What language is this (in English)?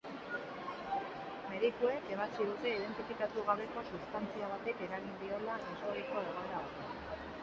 Basque